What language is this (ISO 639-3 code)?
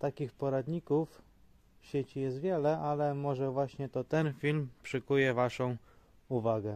pol